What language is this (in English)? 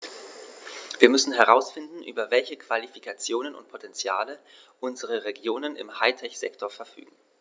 German